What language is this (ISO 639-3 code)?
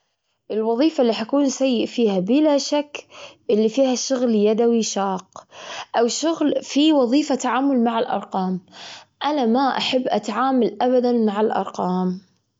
afb